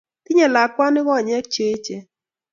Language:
Kalenjin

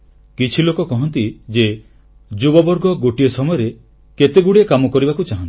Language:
Odia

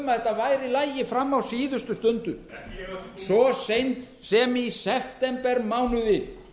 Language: Icelandic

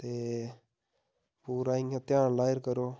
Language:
Dogri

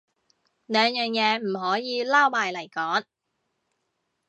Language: Cantonese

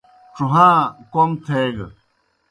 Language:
Kohistani Shina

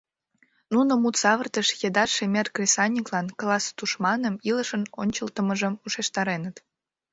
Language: Mari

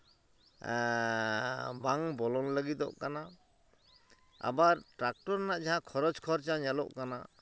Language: Santali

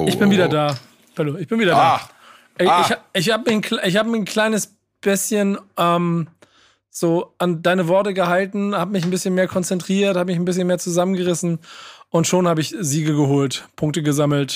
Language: German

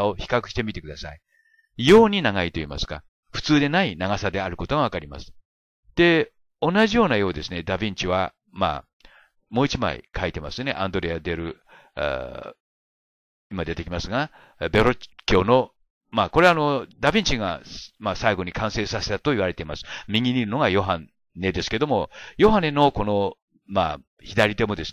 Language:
Japanese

